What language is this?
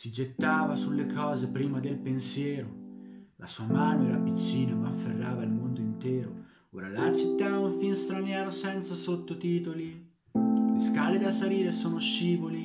Italian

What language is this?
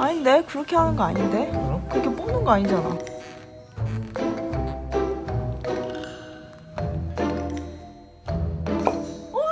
Korean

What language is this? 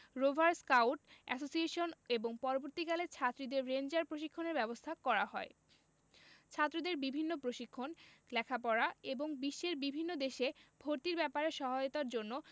Bangla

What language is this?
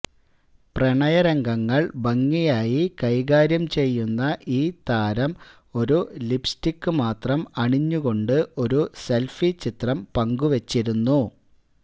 Malayalam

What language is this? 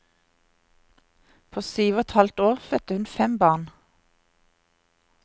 Norwegian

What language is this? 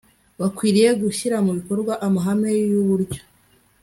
Kinyarwanda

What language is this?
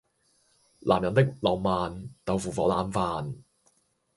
Cantonese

